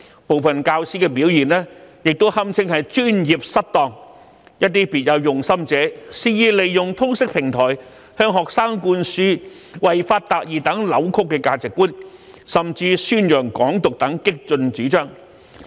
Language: Cantonese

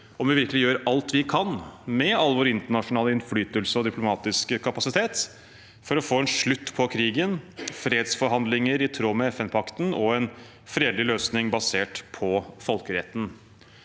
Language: Norwegian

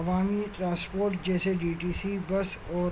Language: Urdu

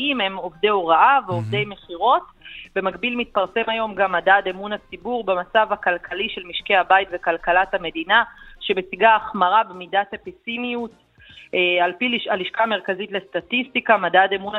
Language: Hebrew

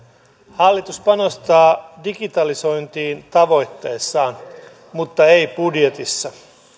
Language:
Finnish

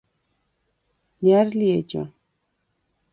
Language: Svan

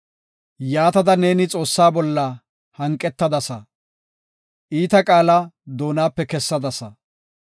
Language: Gofa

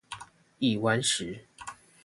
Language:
Chinese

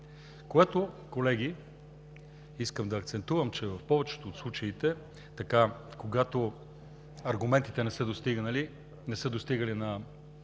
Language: Bulgarian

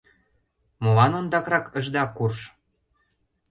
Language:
Mari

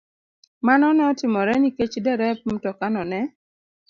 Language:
Luo (Kenya and Tanzania)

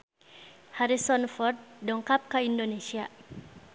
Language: Sundanese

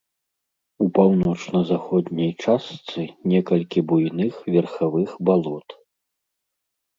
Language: Belarusian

